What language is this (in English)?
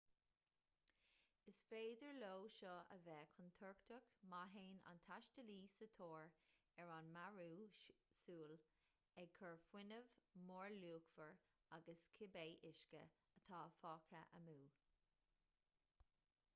Irish